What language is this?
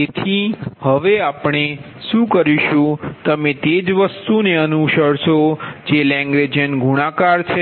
Gujarati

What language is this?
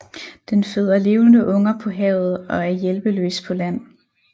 Danish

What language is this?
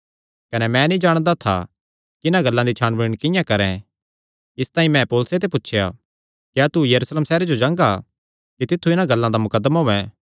Kangri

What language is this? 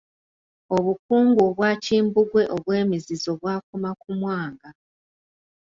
Ganda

